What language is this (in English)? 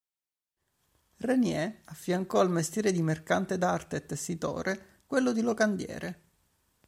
Italian